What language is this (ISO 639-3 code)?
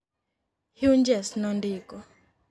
luo